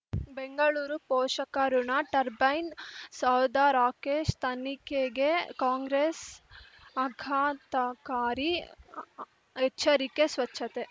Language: Kannada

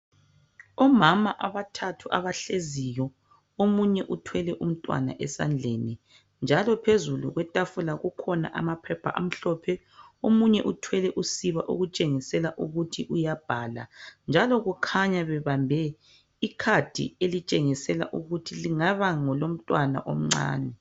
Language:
North Ndebele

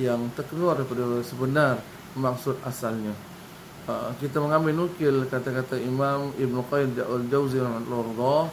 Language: Malay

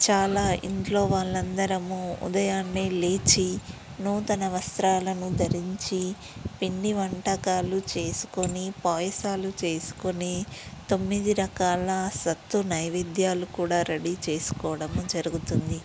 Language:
Telugu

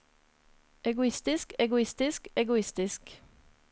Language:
Norwegian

